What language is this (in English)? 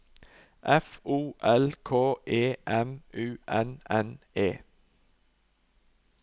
Norwegian